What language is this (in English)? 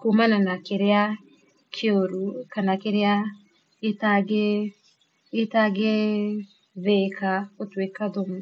Kikuyu